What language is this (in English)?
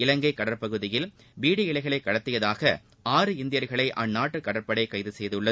Tamil